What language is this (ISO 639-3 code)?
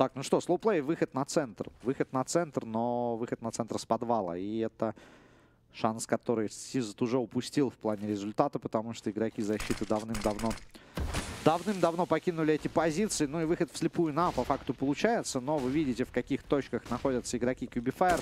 rus